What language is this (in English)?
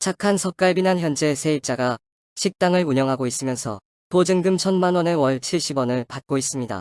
Korean